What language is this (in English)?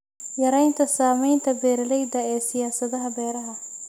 Somali